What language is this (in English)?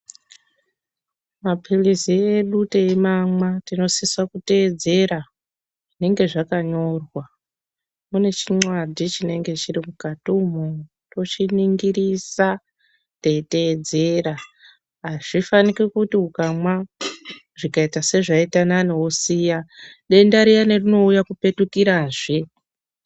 Ndau